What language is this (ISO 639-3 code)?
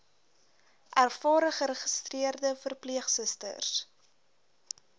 afr